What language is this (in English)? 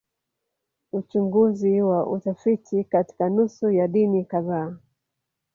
Swahili